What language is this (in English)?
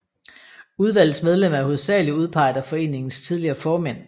Danish